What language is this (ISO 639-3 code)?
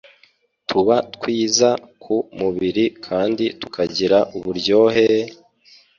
kin